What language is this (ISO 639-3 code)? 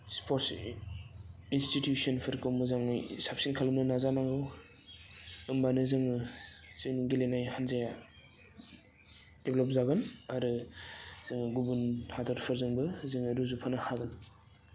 brx